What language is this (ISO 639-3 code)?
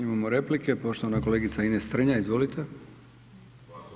hrv